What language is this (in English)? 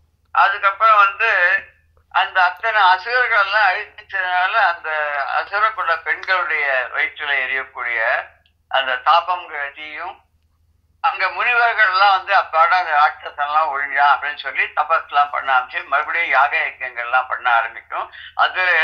Turkish